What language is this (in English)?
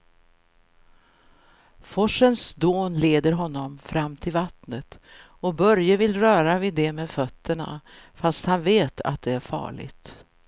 Swedish